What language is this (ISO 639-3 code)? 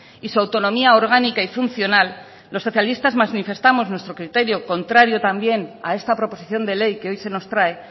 spa